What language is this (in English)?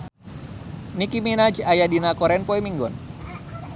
Sundanese